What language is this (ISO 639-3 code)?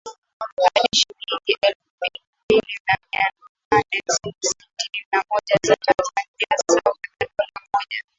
swa